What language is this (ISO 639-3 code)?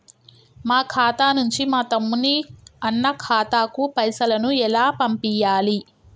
tel